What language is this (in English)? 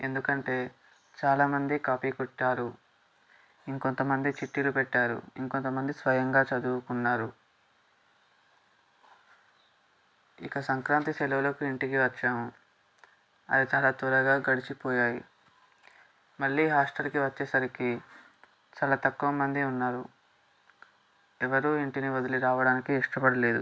Telugu